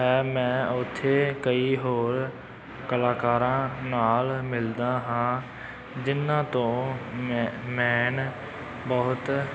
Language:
Punjabi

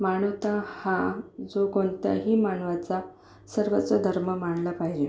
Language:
Marathi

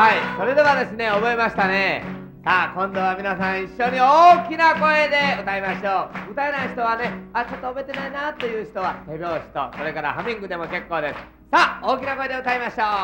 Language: Japanese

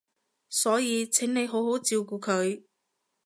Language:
Cantonese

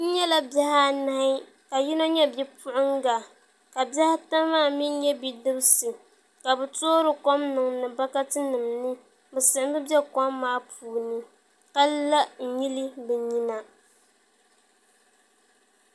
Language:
Dagbani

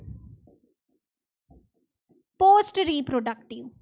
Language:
Gujarati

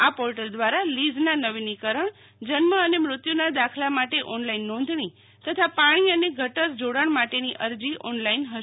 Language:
Gujarati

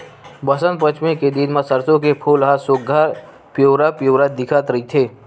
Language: Chhattisgarhi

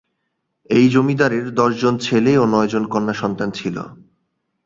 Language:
Bangla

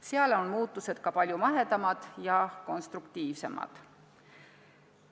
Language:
Estonian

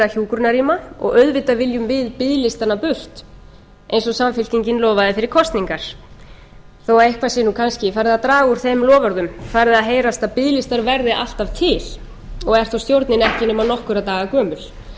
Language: Icelandic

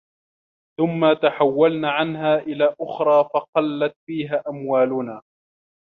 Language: Arabic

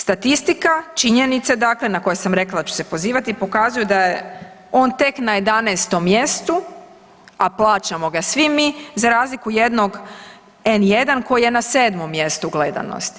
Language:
Croatian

